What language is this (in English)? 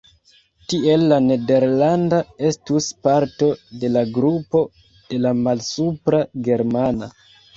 Esperanto